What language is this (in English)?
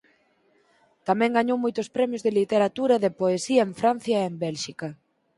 Galician